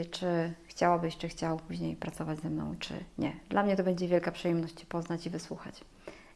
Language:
Polish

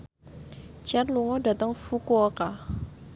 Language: Javanese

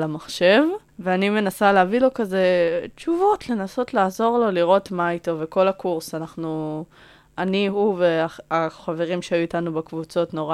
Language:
Hebrew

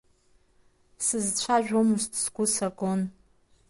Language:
Abkhazian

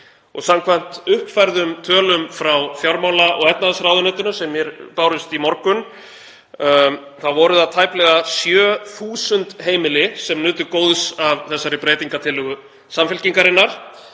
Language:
Icelandic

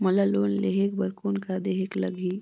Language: Chhattisgarhi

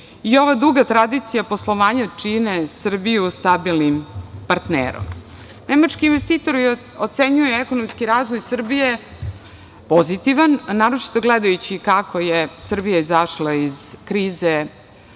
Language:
Serbian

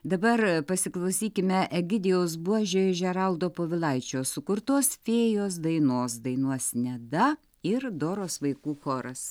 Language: Lithuanian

